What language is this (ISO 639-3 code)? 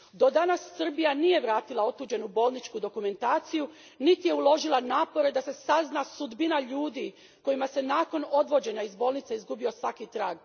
hrv